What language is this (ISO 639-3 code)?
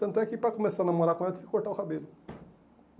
por